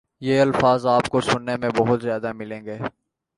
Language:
Urdu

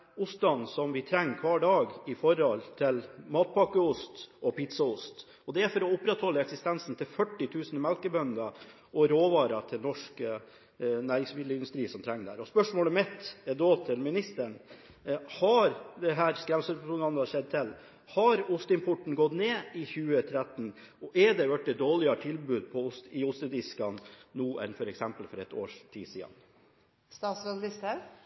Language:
Norwegian Bokmål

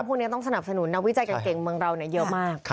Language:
Thai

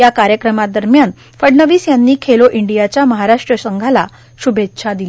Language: Marathi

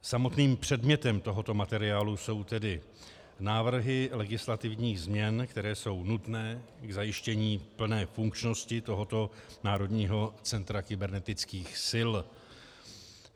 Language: Czech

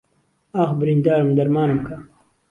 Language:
Central Kurdish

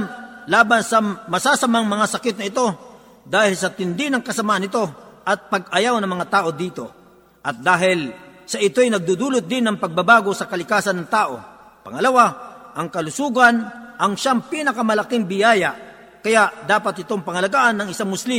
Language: Filipino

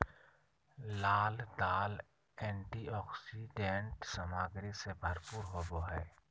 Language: Magahi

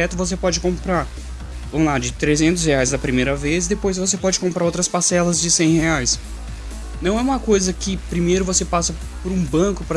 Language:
Portuguese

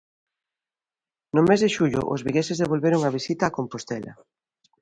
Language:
Galician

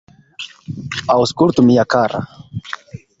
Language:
Esperanto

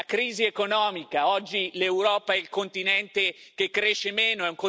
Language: Italian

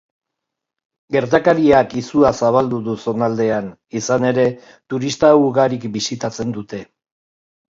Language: Basque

